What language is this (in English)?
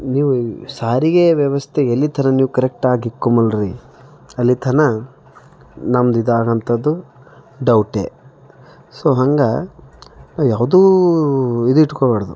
Kannada